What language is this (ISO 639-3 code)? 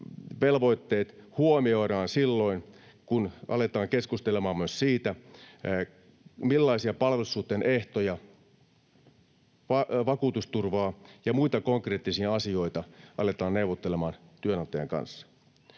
fin